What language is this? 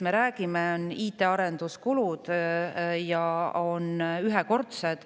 Estonian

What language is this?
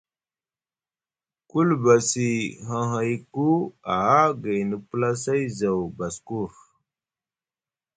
Musgu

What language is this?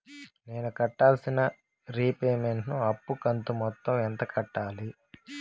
Telugu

